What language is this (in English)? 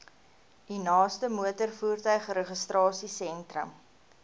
Afrikaans